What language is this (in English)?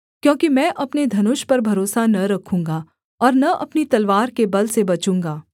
Hindi